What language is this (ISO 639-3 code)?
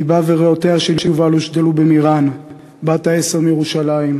heb